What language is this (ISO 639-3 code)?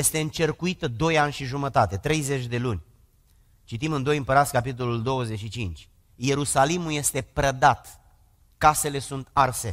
ron